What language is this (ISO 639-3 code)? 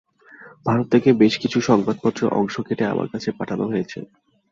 ben